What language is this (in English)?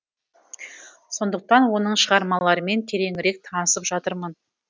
Kazakh